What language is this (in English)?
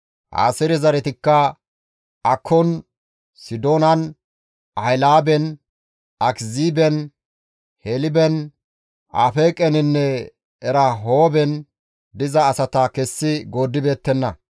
Gamo